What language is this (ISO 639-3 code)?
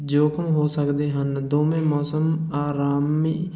pan